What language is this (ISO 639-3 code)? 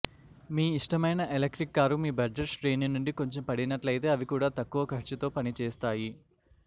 tel